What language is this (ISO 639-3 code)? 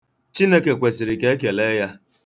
ibo